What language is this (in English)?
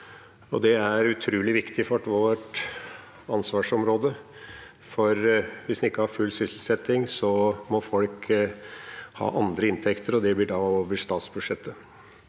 Norwegian